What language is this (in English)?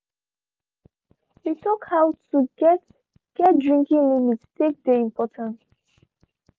Nigerian Pidgin